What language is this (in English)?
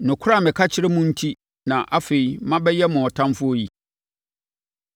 Akan